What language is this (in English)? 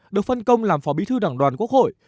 Vietnamese